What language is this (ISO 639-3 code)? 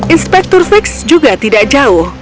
ind